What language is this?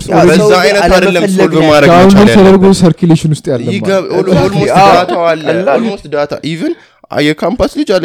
Amharic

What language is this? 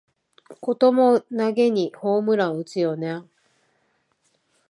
Japanese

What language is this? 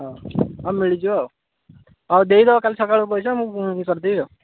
Odia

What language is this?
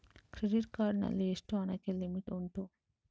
Kannada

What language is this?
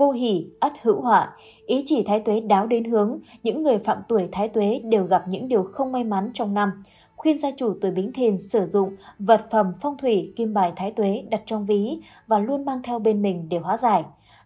Vietnamese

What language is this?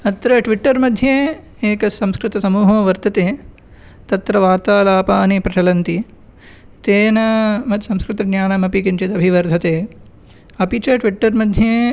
Sanskrit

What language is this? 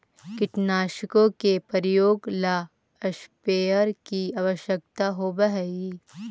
Magahi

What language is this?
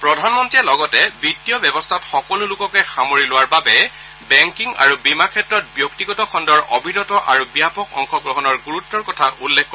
Assamese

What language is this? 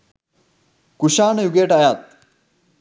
Sinhala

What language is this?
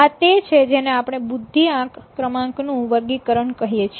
Gujarati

